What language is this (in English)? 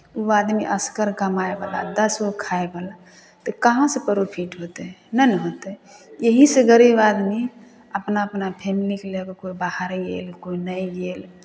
Maithili